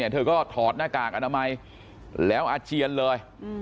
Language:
Thai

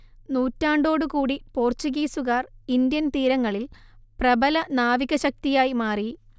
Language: Malayalam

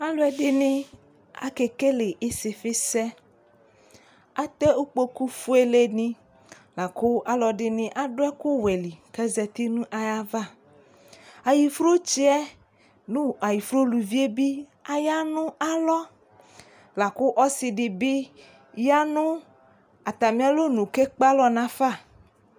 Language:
Ikposo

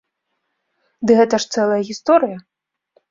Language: Belarusian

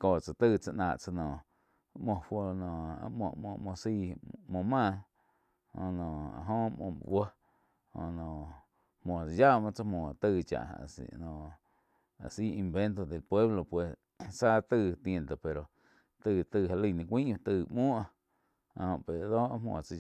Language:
Quiotepec Chinantec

